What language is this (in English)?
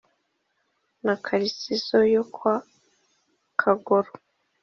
Kinyarwanda